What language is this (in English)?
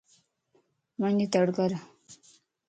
Lasi